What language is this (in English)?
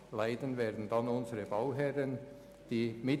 Swiss German